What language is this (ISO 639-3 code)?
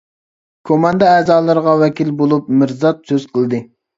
uig